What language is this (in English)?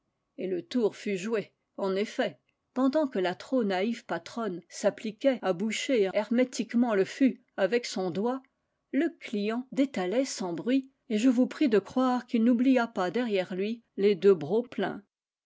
French